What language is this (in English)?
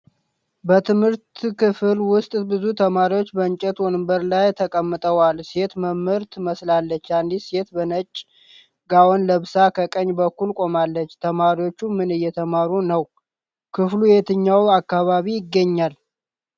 Amharic